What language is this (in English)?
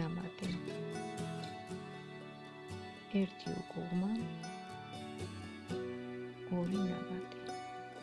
Georgian